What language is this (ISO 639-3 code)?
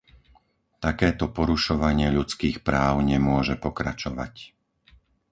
slk